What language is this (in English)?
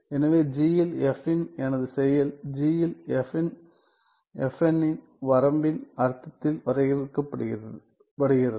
Tamil